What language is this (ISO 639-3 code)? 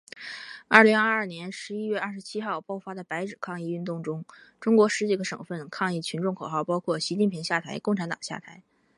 zho